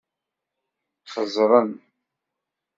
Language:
Kabyle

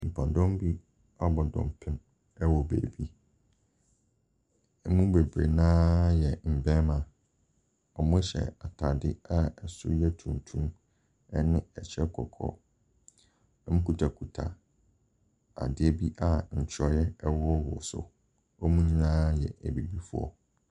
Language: Akan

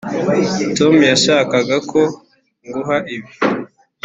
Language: Kinyarwanda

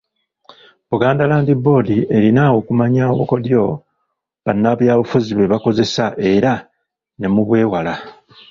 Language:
Ganda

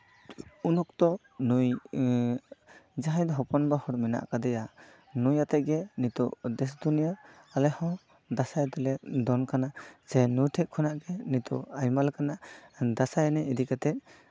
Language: Santali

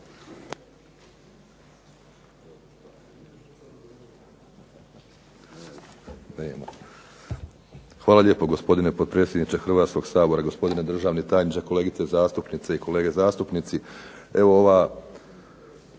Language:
Croatian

